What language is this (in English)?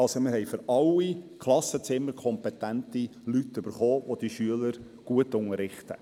Swiss German